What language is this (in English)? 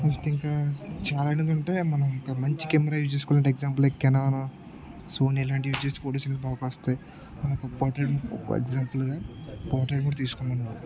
Telugu